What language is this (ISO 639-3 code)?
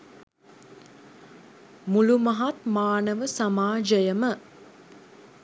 sin